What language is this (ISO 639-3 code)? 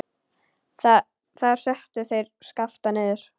isl